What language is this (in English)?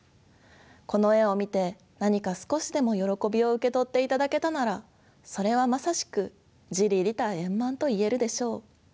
Japanese